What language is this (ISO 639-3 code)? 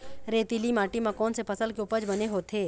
hne